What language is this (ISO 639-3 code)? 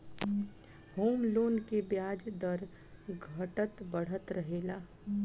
bho